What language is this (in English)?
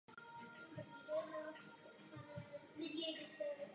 Czech